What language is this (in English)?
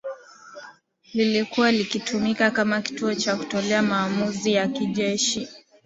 Swahili